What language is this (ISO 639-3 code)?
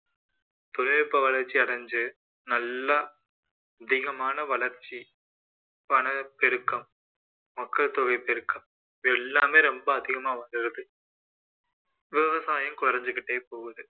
tam